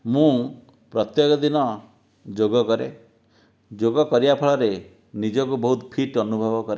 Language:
Odia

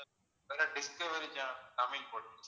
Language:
Tamil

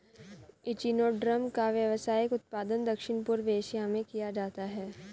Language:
Hindi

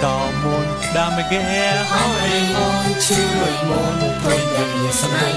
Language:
Thai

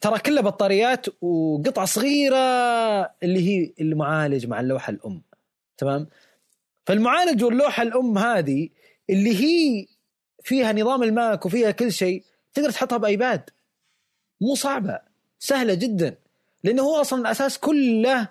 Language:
Arabic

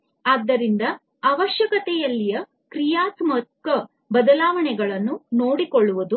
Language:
Kannada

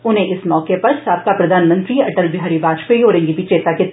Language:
Dogri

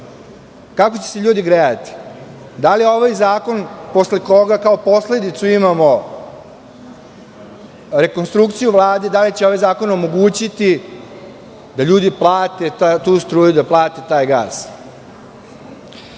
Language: Serbian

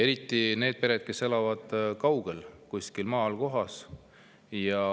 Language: Estonian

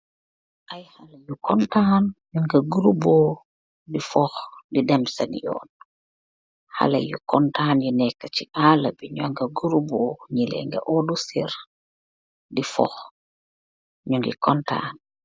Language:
Wolof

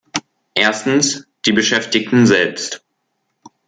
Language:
German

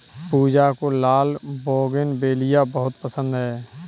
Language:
Hindi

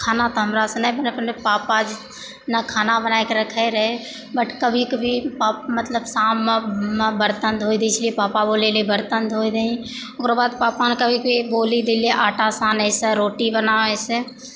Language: Maithili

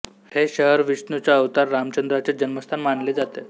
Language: Marathi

